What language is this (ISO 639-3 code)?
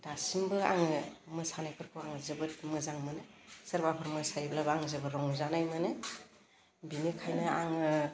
brx